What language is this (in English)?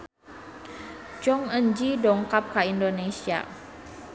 Sundanese